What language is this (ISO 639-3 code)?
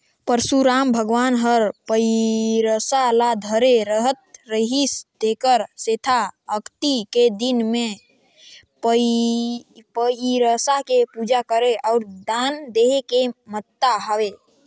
hne